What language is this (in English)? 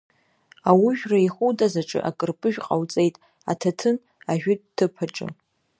Abkhazian